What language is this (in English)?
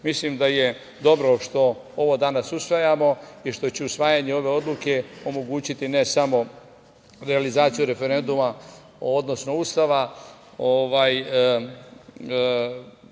Serbian